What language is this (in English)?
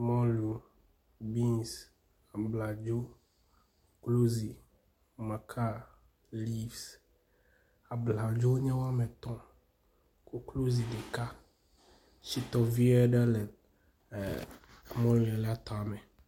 Ewe